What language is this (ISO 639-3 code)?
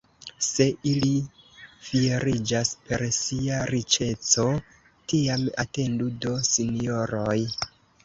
epo